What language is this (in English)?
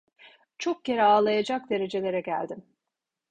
Turkish